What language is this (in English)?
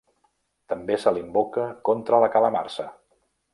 Catalan